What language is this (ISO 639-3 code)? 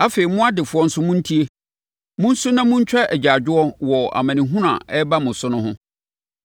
aka